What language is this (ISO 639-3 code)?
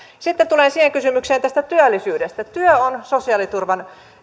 fin